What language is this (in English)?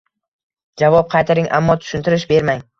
Uzbek